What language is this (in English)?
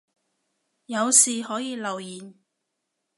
Cantonese